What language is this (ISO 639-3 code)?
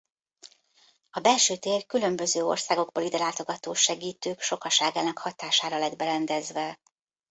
hun